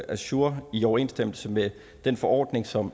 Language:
Danish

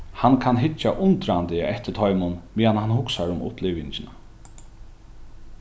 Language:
Faroese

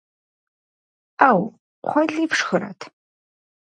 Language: Kabardian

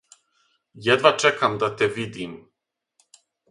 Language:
Serbian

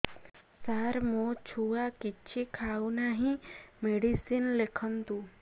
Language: Odia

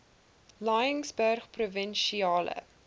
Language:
Afrikaans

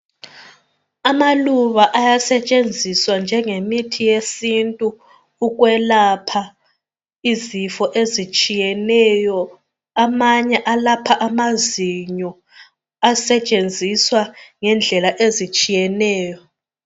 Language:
North Ndebele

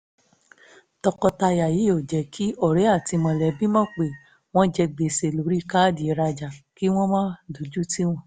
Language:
Yoruba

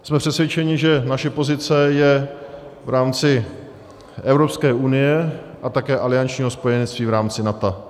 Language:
Czech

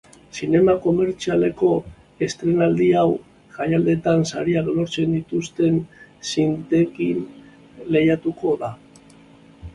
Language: Basque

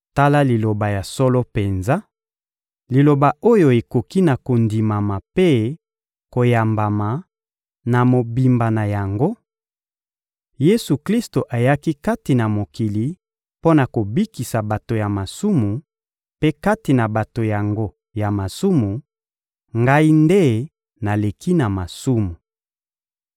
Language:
Lingala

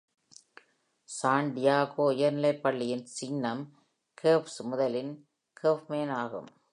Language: Tamil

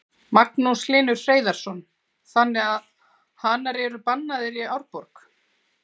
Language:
Icelandic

